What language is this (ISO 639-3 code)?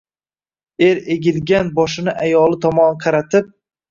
uzb